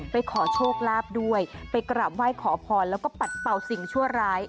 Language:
Thai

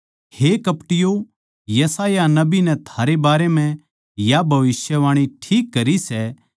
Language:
Haryanvi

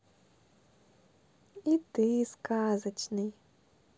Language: Russian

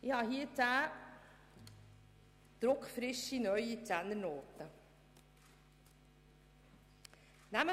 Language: Swiss German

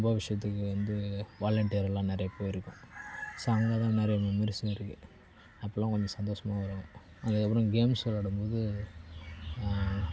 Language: Tamil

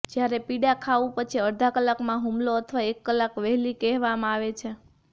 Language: Gujarati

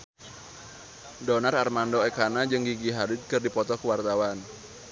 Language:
Sundanese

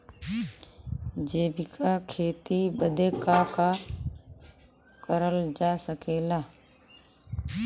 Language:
Bhojpuri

